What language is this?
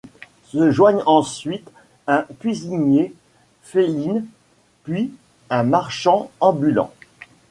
French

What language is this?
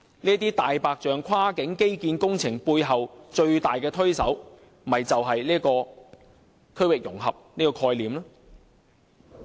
Cantonese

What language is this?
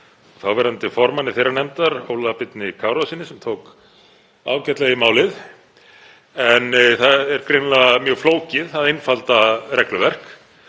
Icelandic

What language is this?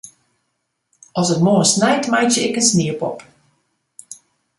Western Frisian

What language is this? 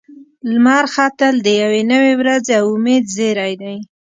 Pashto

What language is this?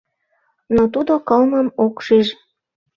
Mari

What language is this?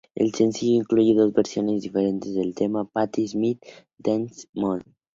Spanish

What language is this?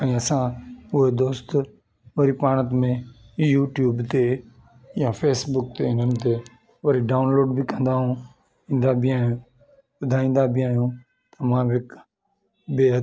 Sindhi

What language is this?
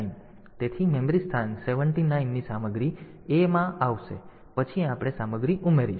Gujarati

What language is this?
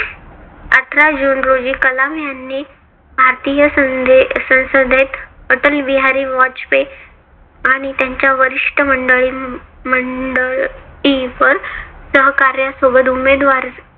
Marathi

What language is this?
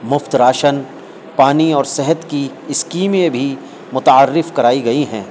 Urdu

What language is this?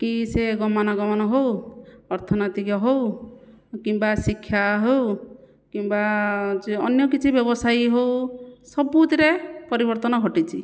Odia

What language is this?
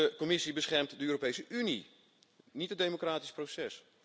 Dutch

